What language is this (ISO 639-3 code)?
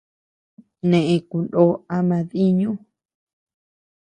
cux